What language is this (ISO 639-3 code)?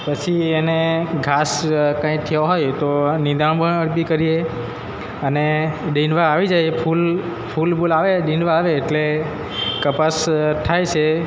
guj